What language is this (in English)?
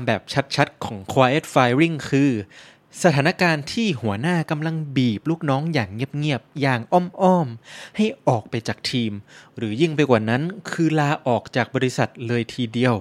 Thai